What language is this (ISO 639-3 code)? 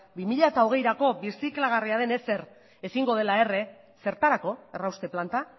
eus